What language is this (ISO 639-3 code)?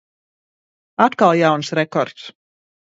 lav